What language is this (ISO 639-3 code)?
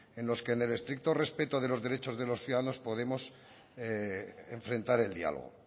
spa